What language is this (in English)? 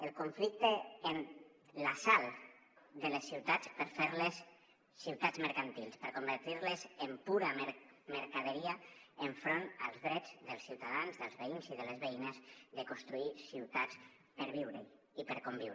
Catalan